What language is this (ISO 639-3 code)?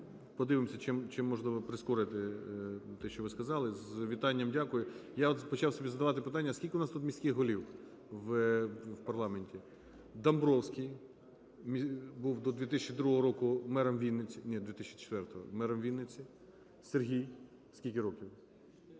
ukr